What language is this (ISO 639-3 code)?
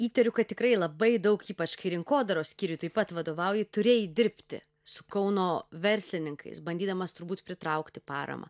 lit